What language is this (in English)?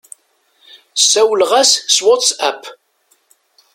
Kabyle